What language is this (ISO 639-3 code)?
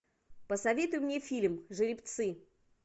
rus